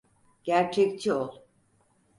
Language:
Turkish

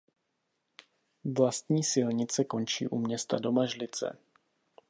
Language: Czech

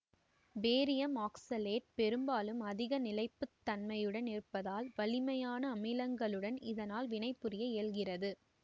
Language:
Tamil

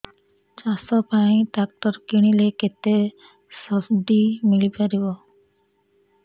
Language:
Odia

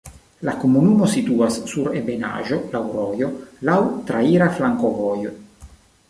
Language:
Esperanto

